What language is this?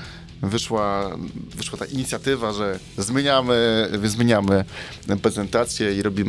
Polish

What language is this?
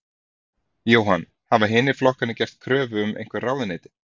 Icelandic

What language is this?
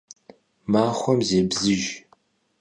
Kabardian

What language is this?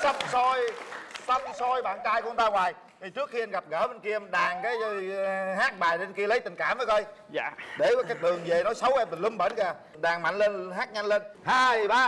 Vietnamese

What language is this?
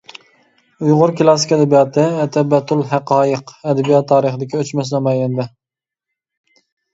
Uyghur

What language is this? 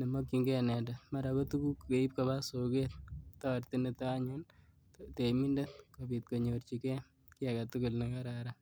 Kalenjin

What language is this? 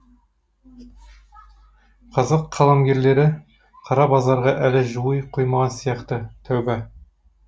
Kazakh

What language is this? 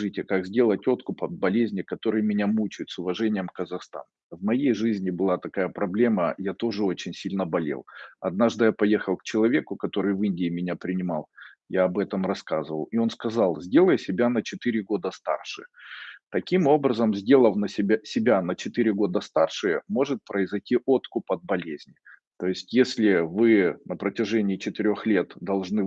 Russian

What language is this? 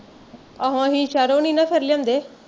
Punjabi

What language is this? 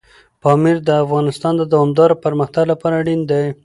Pashto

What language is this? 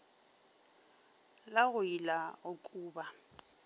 Northern Sotho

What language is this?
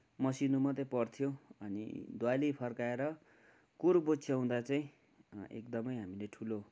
Nepali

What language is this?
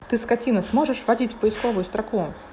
Russian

